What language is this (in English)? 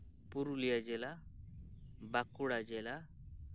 Santali